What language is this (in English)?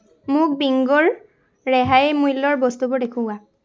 Assamese